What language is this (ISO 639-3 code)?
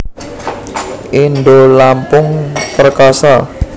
jav